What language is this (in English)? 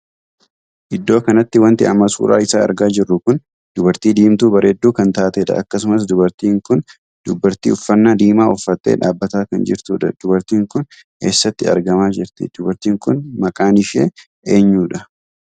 Oromo